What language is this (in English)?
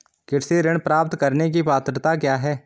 Hindi